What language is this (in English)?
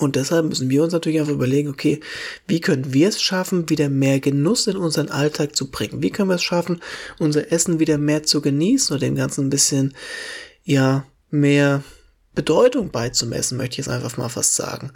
German